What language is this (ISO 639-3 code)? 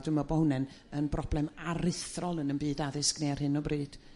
cym